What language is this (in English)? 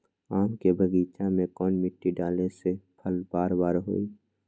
Magahi